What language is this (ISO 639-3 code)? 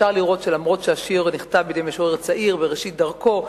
heb